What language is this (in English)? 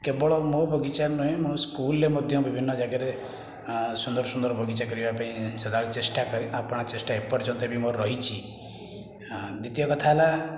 Odia